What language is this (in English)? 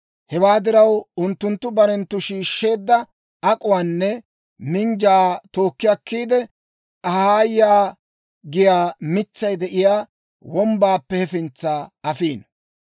Dawro